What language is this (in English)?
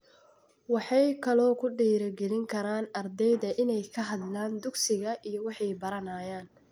Somali